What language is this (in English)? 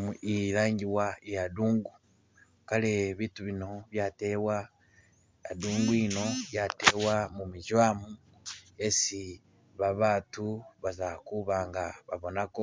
Masaaba